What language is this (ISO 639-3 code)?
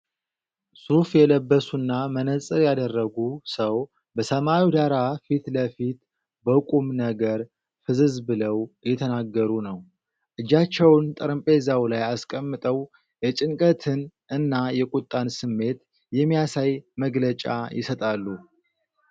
amh